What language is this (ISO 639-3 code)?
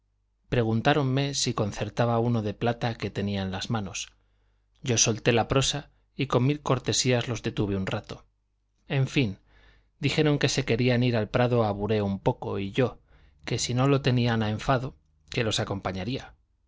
spa